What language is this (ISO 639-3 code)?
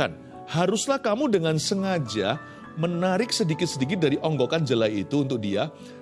ind